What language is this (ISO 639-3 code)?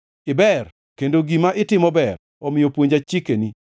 luo